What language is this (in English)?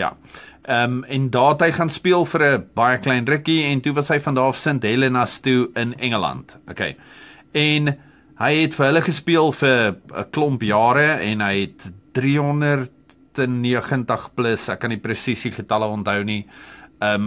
Dutch